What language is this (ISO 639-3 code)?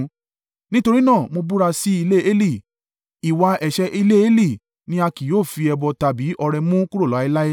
yor